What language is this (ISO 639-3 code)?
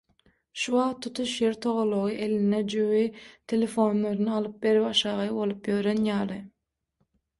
tuk